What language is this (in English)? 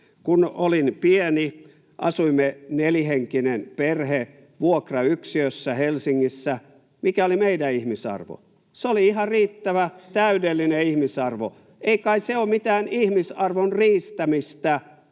Finnish